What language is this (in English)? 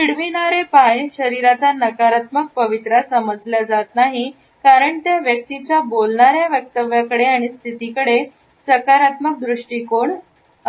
Marathi